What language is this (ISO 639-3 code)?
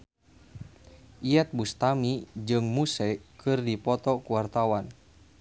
sun